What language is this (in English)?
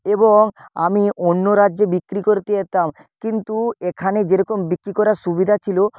Bangla